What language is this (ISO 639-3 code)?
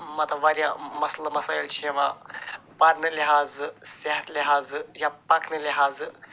kas